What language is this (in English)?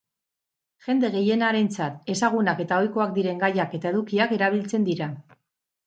Basque